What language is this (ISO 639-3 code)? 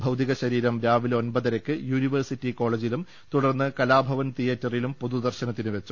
mal